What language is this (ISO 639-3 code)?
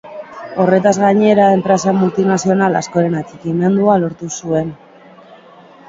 eus